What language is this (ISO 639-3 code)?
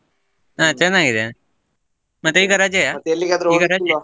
kan